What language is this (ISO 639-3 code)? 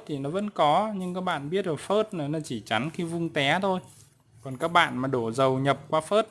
vie